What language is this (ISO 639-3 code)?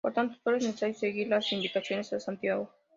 spa